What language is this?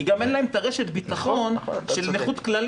Hebrew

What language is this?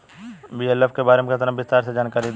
Bhojpuri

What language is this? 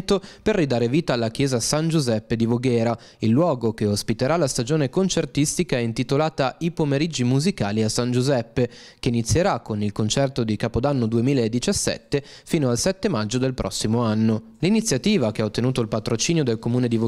Italian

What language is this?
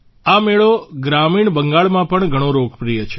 Gujarati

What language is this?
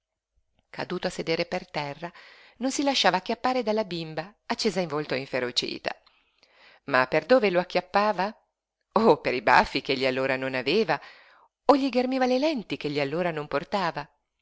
Italian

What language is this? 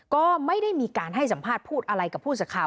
Thai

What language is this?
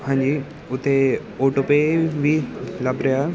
Punjabi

